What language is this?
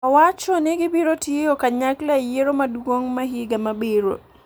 Luo (Kenya and Tanzania)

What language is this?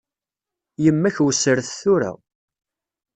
Kabyle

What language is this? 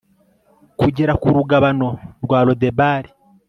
Kinyarwanda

